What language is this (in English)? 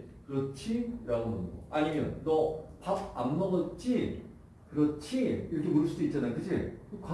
Korean